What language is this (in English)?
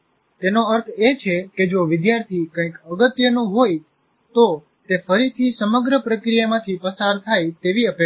Gujarati